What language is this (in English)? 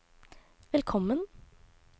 Norwegian